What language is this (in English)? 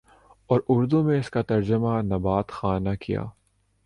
Urdu